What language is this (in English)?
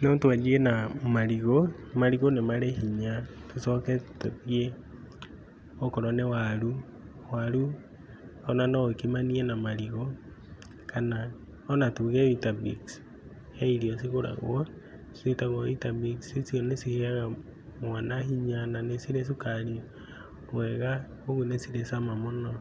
Kikuyu